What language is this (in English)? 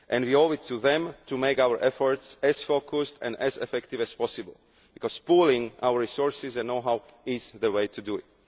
English